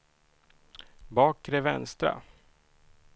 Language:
Swedish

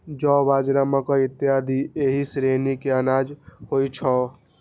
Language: Maithili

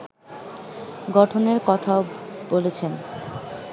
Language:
Bangla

